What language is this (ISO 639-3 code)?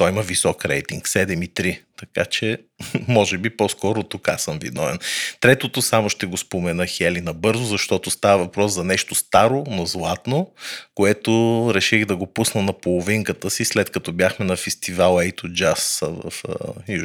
bul